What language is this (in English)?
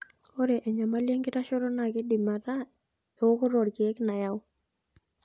Masai